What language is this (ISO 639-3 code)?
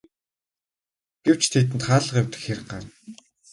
mon